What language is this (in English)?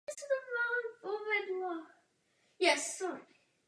Czech